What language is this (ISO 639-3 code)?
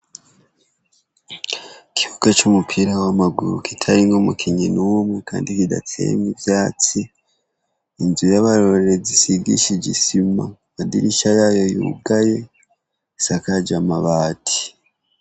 run